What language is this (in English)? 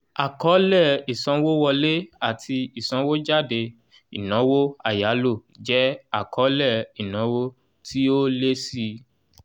Yoruba